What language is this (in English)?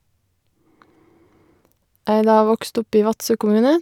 Norwegian